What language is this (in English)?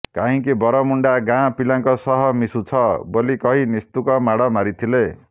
Odia